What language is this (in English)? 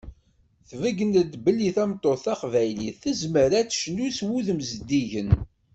Kabyle